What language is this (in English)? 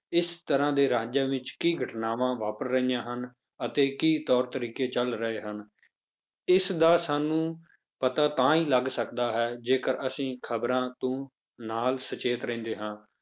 Punjabi